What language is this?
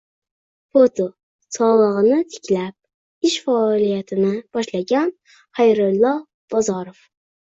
Uzbek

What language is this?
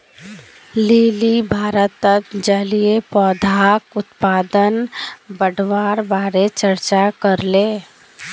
Magahi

